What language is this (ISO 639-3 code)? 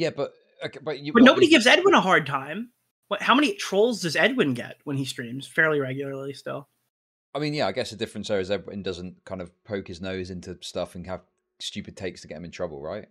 eng